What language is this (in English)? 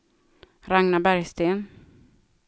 Swedish